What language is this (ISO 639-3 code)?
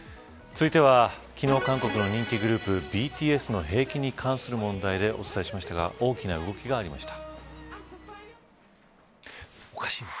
jpn